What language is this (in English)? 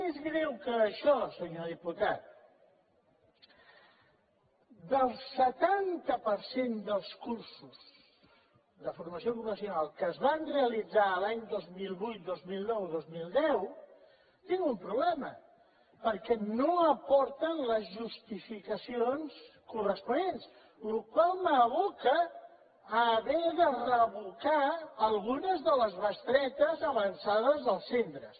Catalan